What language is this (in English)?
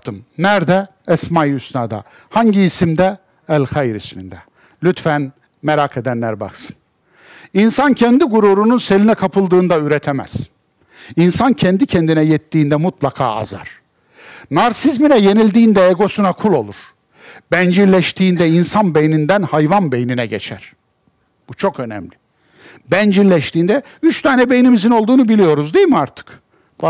Turkish